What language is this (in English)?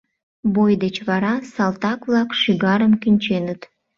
Mari